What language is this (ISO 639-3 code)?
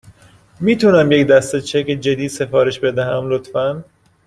fas